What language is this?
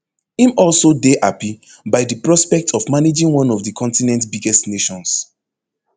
Nigerian Pidgin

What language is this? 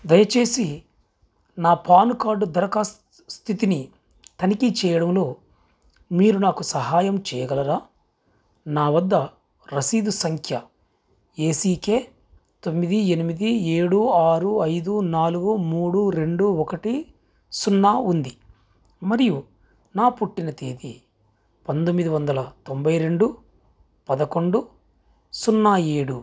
Telugu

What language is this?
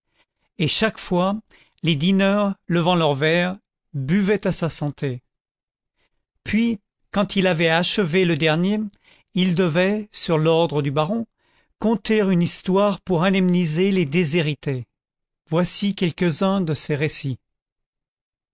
French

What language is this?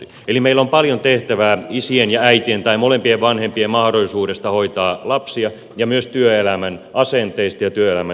Finnish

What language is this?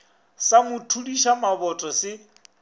Northern Sotho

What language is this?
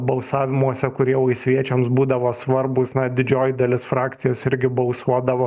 Lithuanian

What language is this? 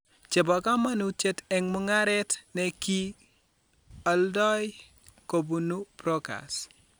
Kalenjin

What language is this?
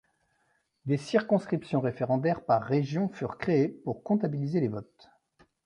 French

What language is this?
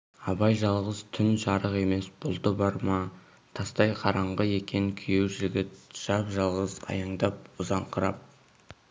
Kazakh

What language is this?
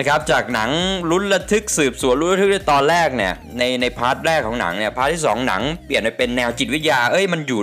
Thai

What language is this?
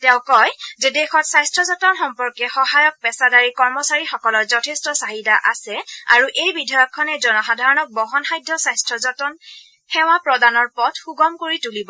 Assamese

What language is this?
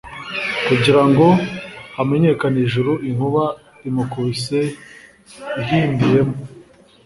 Kinyarwanda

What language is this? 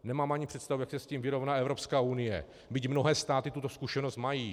Czech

